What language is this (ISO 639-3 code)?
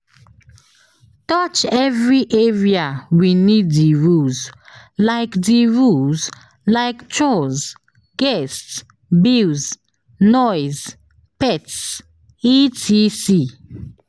pcm